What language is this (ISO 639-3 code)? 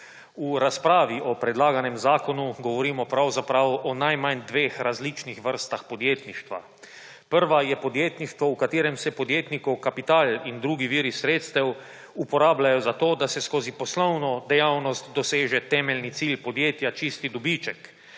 slv